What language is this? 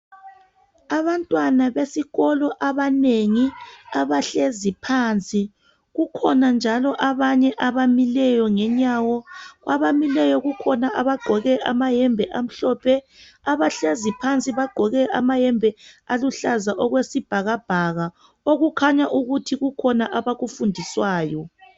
North Ndebele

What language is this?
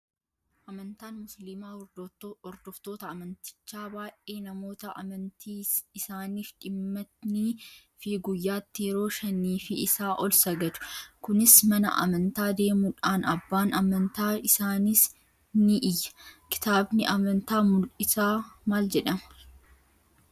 Oromo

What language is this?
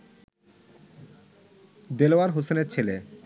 Bangla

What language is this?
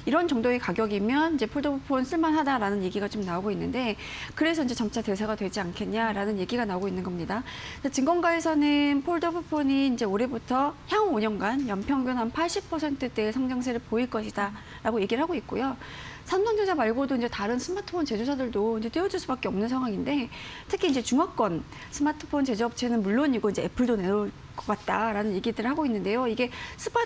Korean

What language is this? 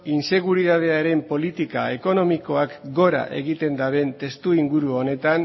Basque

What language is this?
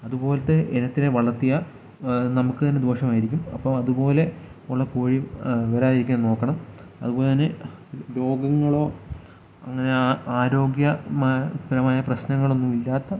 Malayalam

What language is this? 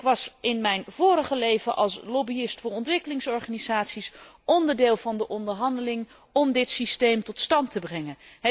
Dutch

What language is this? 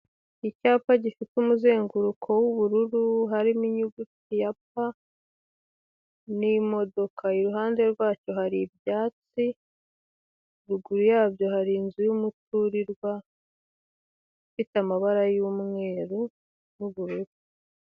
Kinyarwanda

